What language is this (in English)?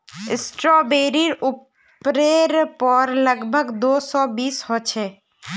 Magahi